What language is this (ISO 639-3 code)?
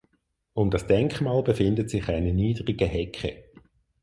deu